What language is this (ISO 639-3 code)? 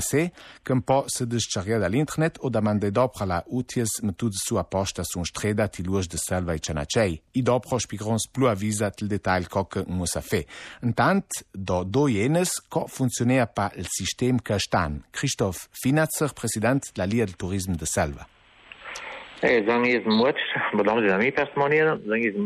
ita